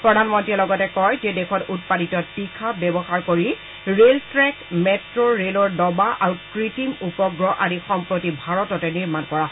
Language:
Assamese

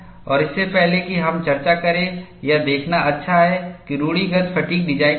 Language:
Hindi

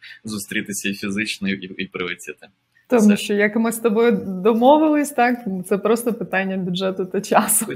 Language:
Ukrainian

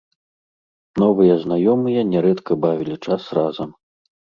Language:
Belarusian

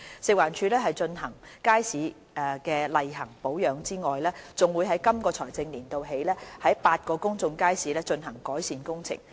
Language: Cantonese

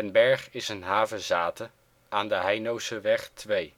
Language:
Dutch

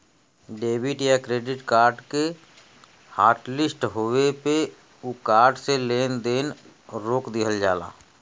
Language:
Bhojpuri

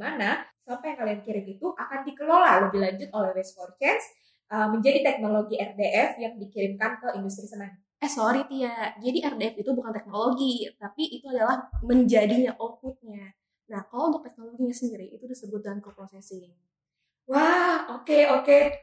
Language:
Indonesian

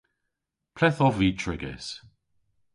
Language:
Cornish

